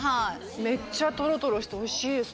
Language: Japanese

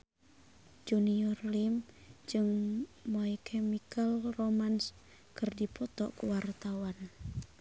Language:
Sundanese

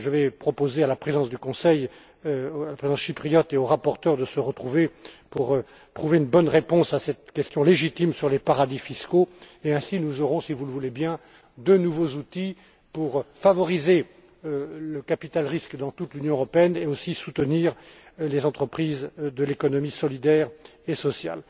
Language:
French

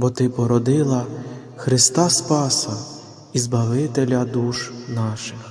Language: Ukrainian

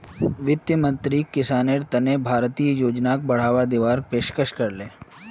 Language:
Magahi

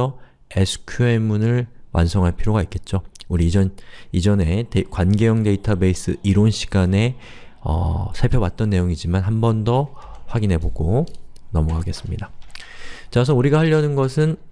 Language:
Korean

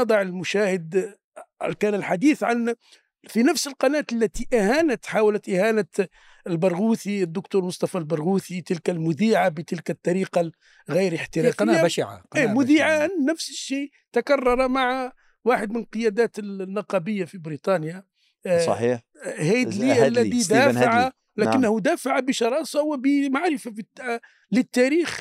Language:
Arabic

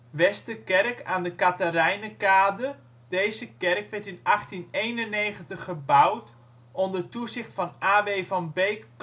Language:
Dutch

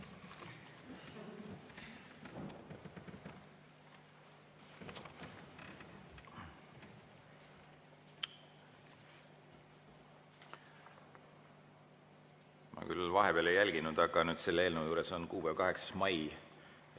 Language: Estonian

